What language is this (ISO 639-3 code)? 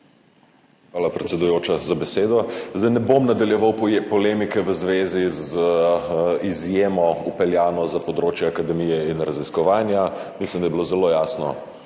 slv